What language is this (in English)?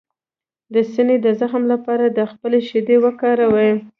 Pashto